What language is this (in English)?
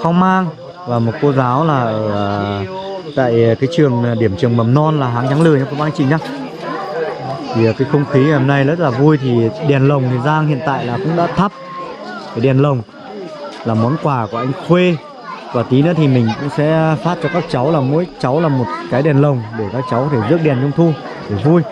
Vietnamese